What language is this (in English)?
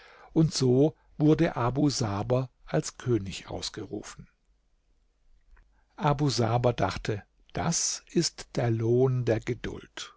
German